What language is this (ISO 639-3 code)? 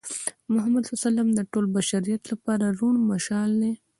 pus